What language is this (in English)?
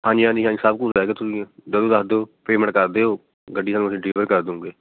Punjabi